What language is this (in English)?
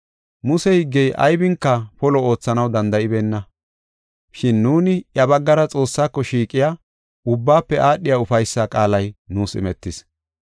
Gofa